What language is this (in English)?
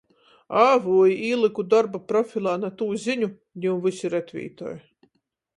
Latgalian